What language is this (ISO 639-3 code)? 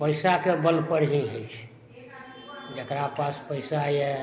mai